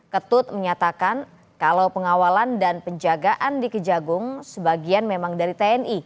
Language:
Indonesian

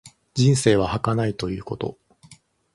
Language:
Japanese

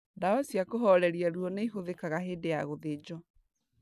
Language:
Kikuyu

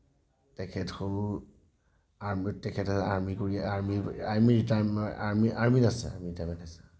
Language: Assamese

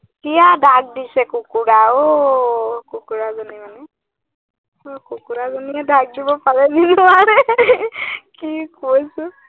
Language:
Assamese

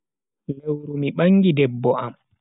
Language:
Bagirmi Fulfulde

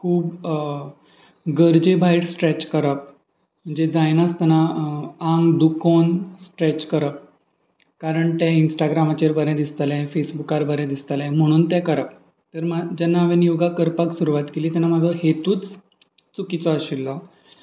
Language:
Konkani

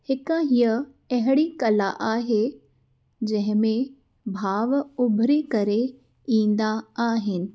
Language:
Sindhi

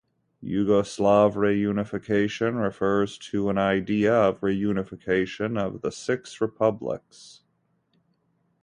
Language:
English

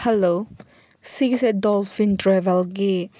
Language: Manipuri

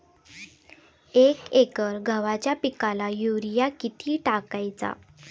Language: Marathi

